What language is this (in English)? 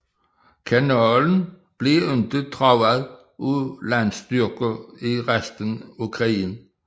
Danish